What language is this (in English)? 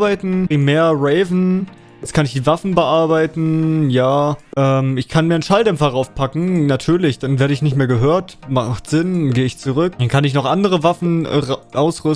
German